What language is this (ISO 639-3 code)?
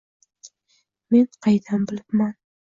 uzb